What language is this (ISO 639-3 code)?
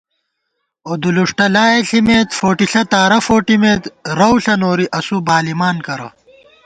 gwt